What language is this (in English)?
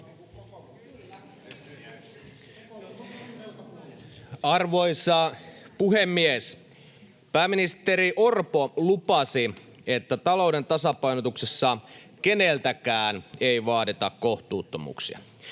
Finnish